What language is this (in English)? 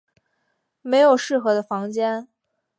Chinese